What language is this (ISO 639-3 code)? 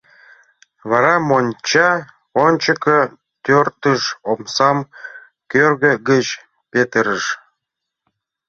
chm